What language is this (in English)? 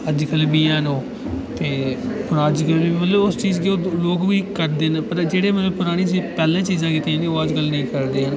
Dogri